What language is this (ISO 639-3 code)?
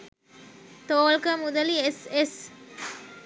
sin